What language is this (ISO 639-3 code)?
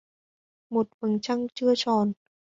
vie